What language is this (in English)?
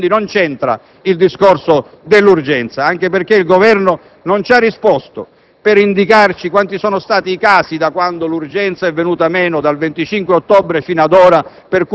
Italian